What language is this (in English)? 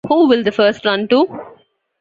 English